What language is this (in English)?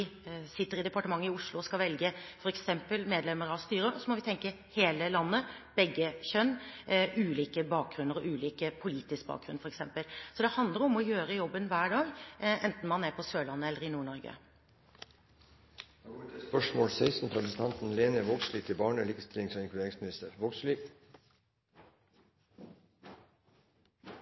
Norwegian